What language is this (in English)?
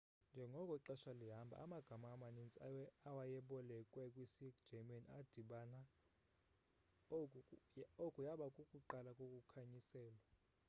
Xhosa